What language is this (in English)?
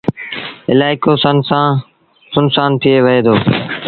Sindhi Bhil